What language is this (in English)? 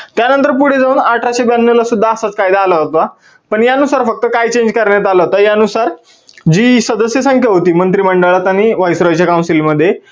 Marathi